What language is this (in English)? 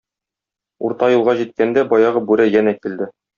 Tatar